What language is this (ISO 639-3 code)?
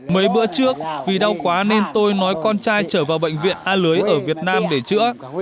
vie